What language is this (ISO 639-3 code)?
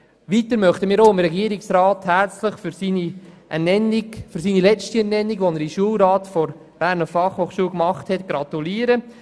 gsw